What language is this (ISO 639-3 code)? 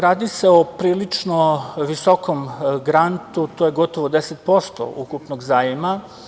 srp